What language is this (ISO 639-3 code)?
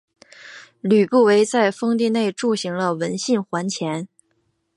zho